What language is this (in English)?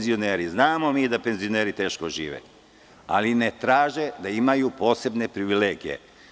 Serbian